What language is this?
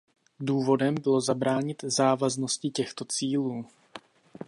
Czech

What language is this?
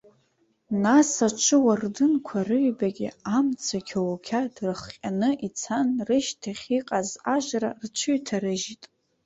Abkhazian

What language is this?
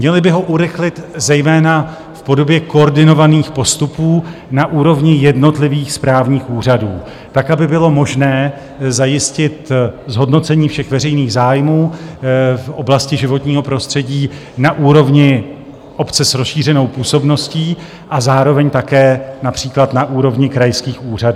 Czech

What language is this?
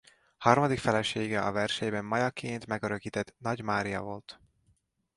Hungarian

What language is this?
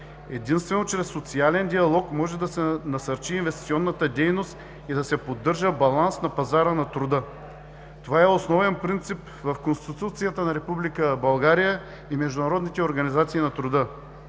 Bulgarian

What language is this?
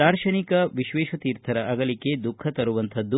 Kannada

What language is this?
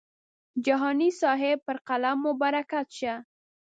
Pashto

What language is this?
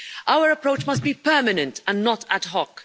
English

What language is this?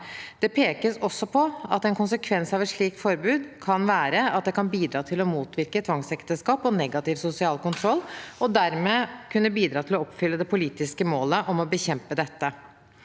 Norwegian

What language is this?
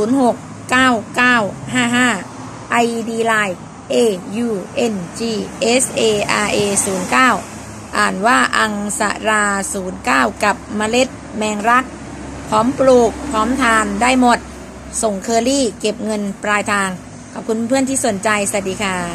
Thai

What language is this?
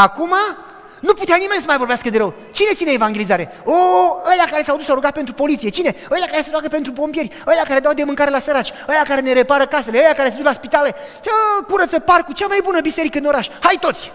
Romanian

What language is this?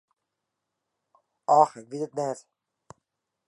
Western Frisian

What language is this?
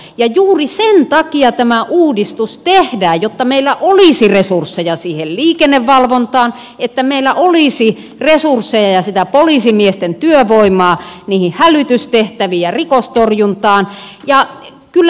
Finnish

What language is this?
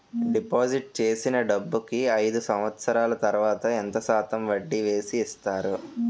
Telugu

